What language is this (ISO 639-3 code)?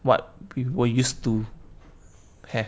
eng